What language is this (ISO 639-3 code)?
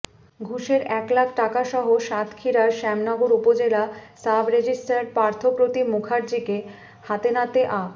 ben